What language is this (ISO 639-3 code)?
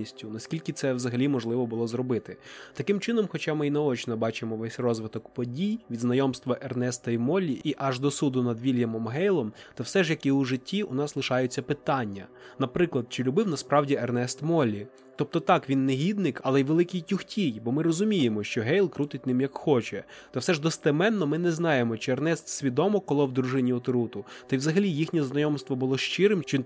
ukr